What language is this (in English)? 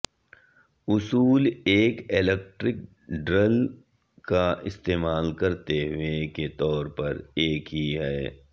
Urdu